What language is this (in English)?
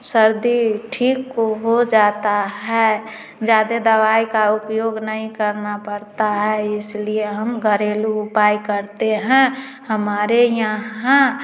Hindi